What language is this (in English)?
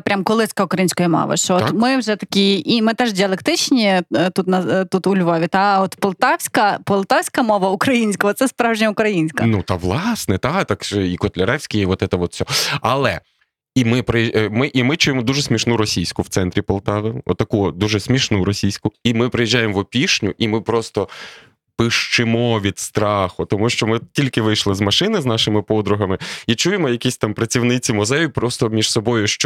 Ukrainian